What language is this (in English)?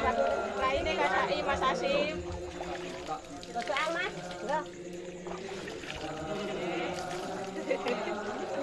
Indonesian